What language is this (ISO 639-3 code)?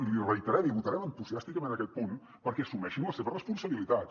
cat